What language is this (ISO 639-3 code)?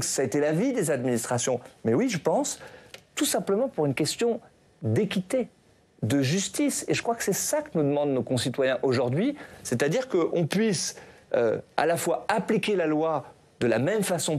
fra